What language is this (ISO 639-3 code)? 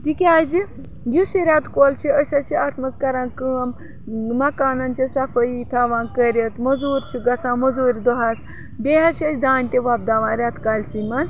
kas